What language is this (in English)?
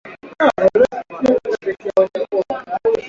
Swahili